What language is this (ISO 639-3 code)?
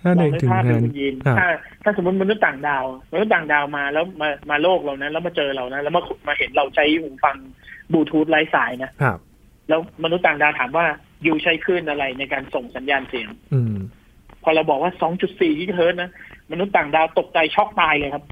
tha